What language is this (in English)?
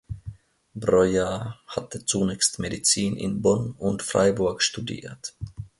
German